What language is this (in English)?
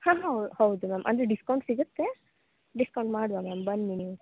Kannada